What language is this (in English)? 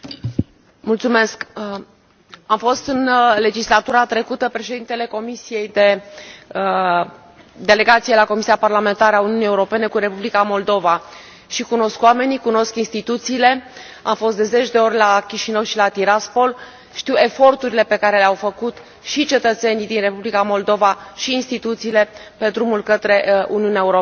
Romanian